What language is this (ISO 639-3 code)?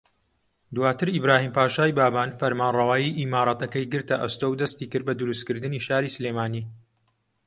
ckb